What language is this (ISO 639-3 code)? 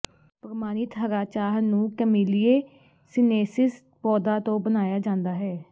pan